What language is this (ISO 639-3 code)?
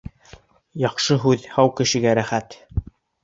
bak